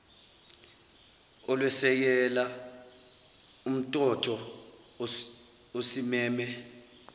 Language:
Zulu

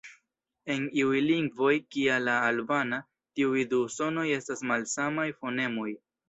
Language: Esperanto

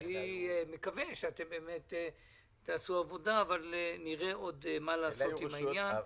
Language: Hebrew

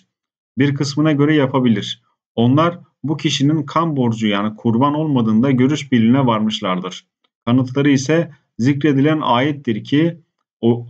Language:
Turkish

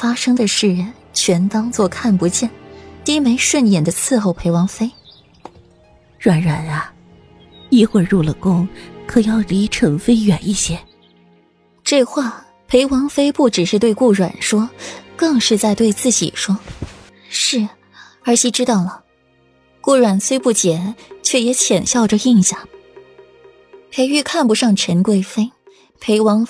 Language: Chinese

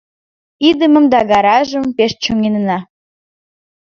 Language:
Mari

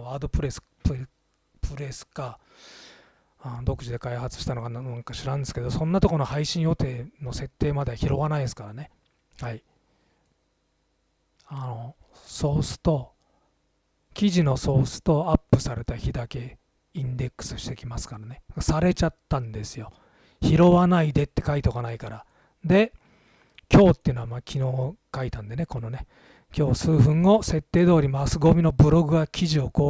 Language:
Japanese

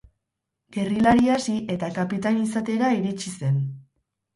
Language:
Basque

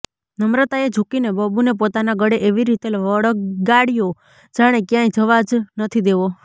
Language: Gujarati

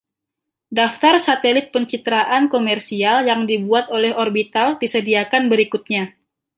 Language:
Indonesian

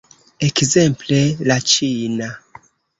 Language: Esperanto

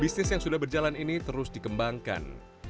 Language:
Indonesian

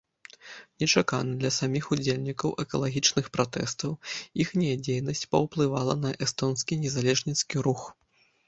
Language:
Belarusian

